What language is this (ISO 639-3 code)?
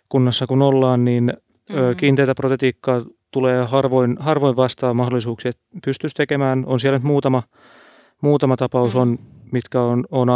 fin